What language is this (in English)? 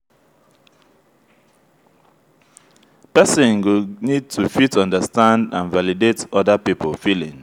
Nigerian Pidgin